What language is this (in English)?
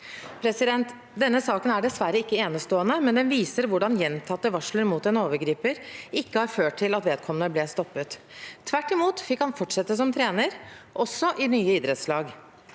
Norwegian